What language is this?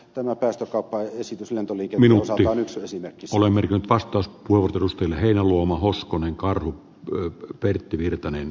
Finnish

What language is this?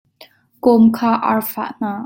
Hakha Chin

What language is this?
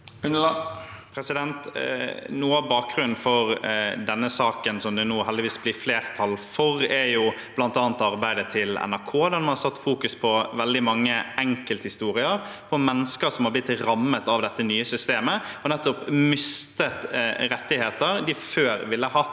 Norwegian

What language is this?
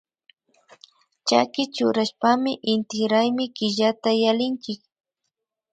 Imbabura Highland Quichua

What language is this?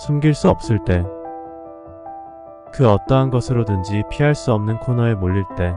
Korean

